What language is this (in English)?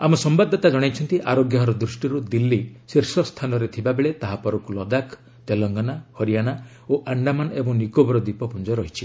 Odia